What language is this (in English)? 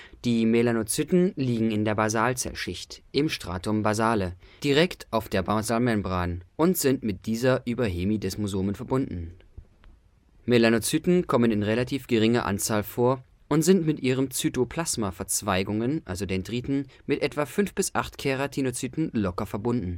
German